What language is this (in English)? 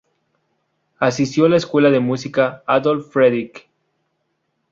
Spanish